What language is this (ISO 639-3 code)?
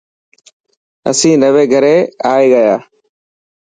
mki